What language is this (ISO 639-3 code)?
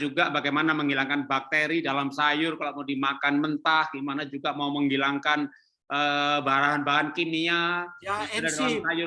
ind